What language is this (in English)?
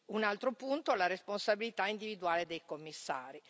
Italian